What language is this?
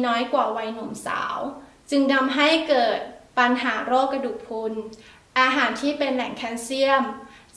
Thai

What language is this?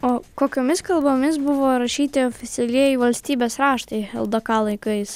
Lithuanian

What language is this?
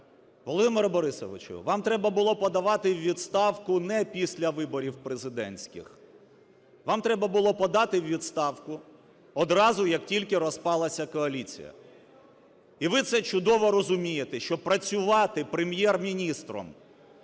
Ukrainian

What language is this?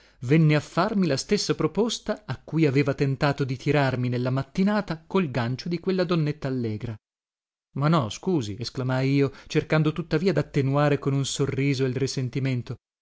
Italian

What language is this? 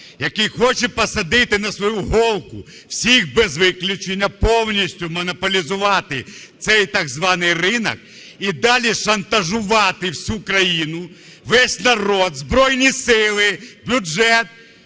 Ukrainian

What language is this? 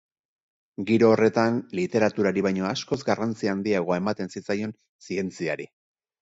Basque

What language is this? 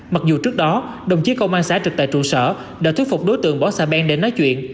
Vietnamese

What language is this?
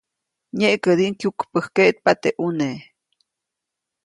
Copainalá Zoque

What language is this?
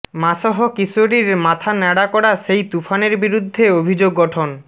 Bangla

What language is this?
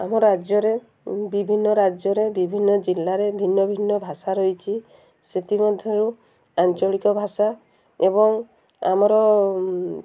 Odia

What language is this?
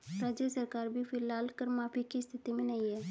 Hindi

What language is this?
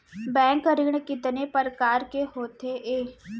Chhattisgarhi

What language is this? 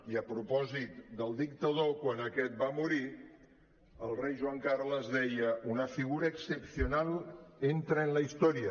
Catalan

